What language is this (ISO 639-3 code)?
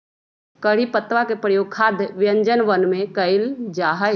mag